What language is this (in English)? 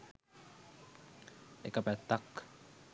Sinhala